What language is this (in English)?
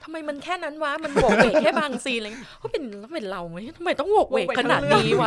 Thai